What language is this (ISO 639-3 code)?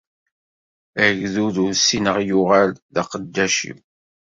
kab